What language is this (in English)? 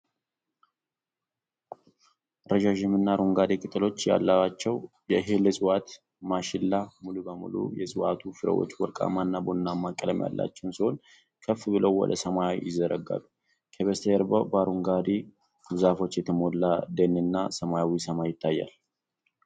Amharic